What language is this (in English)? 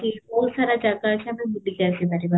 Odia